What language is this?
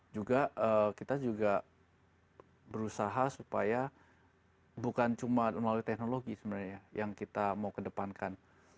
Indonesian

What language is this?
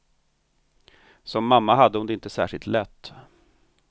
Swedish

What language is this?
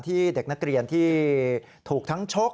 Thai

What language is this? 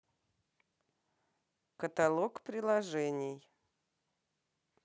Russian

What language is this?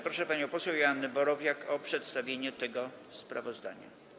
Polish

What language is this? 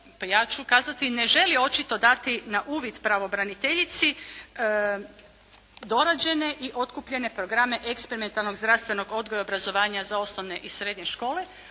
Croatian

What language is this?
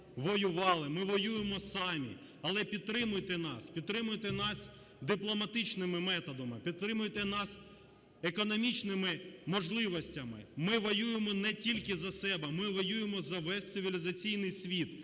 Ukrainian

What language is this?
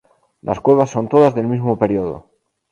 Spanish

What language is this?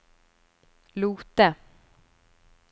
Norwegian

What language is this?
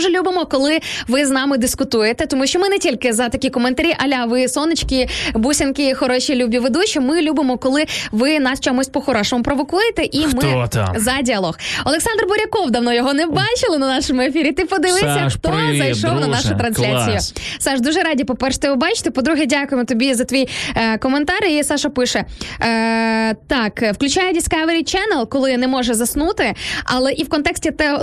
Ukrainian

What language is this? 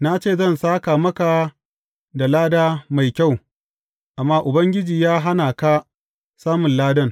Hausa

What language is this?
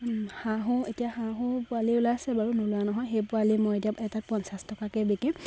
Assamese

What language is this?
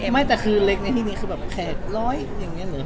Thai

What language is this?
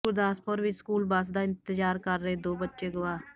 Punjabi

